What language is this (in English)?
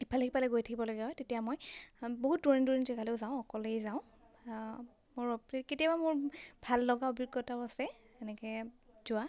Assamese